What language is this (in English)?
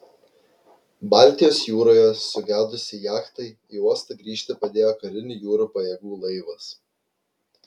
Lithuanian